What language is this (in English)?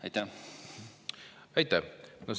Estonian